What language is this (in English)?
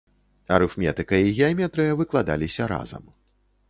Belarusian